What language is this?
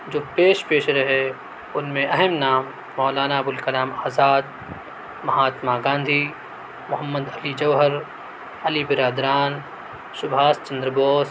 Urdu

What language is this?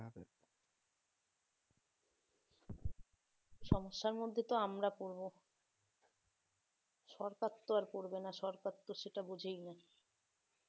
Bangla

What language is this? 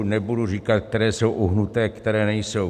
Czech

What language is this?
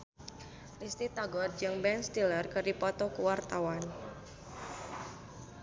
Sundanese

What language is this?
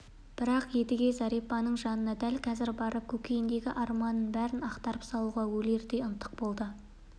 Kazakh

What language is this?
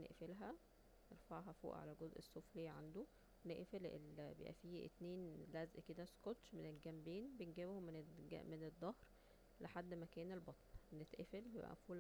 Egyptian Arabic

